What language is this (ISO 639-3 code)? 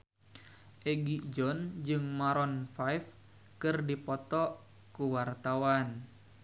sun